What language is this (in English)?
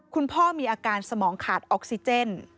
Thai